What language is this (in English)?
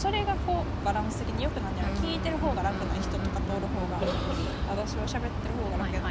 Japanese